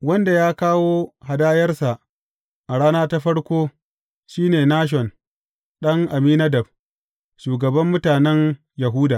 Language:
Hausa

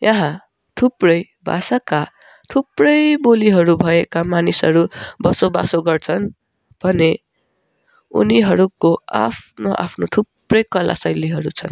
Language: Nepali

